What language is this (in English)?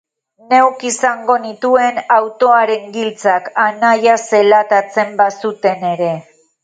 Basque